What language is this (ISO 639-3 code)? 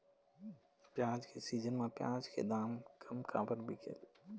hne